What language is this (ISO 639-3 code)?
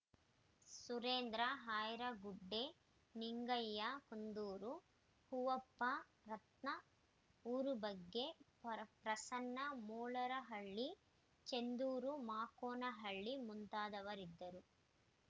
kan